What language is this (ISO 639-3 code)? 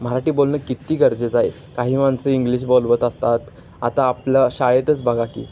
mar